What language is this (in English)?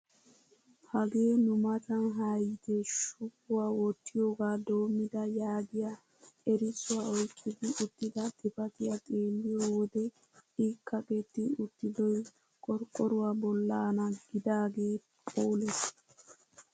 Wolaytta